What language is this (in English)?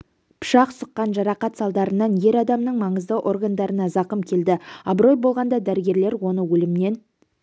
Kazakh